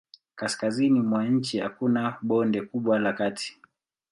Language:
Swahili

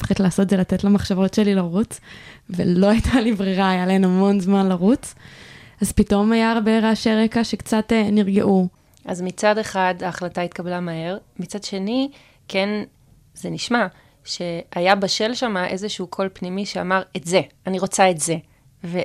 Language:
Hebrew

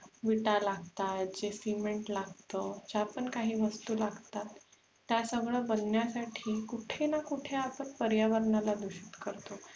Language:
Marathi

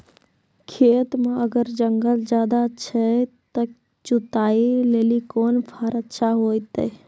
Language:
Maithili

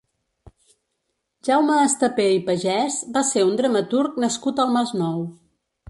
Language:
Catalan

